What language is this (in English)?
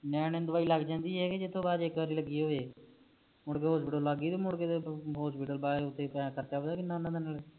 Punjabi